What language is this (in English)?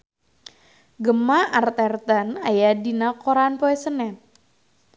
Sundanese